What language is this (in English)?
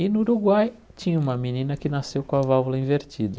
Portuguese